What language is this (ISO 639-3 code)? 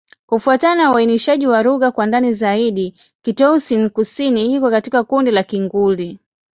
swa